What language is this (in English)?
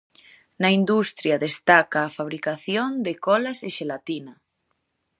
Galician